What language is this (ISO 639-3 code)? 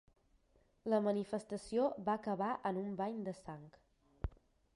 cat